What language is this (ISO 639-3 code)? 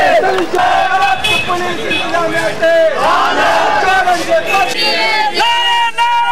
ara